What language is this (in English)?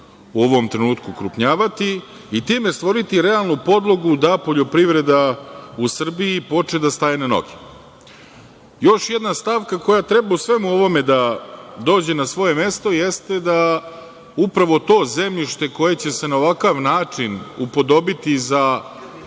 Serbian